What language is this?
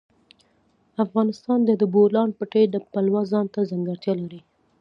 Pashto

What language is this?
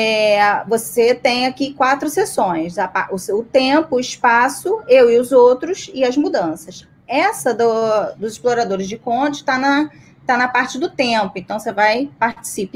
Portuguese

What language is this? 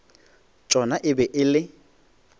Northern Sotho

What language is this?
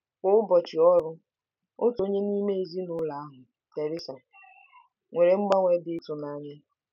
Igbo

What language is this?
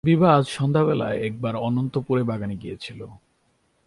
Bangla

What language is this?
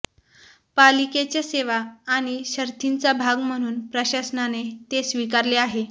Marathi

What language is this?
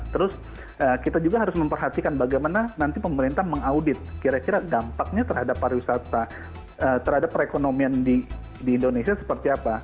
Indonesian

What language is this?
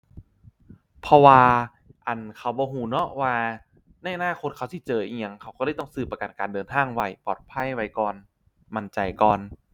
Thai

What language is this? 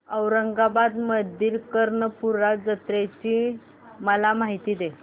Marathi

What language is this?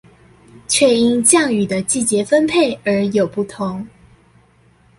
Chinese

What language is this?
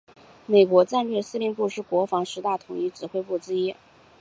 Chinese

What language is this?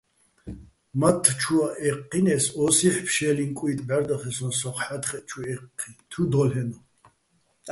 Bats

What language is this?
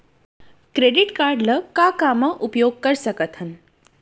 Chhattisgarhi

